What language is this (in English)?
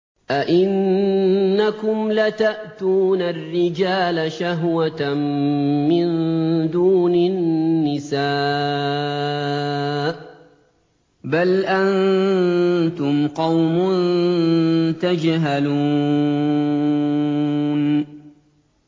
Arabic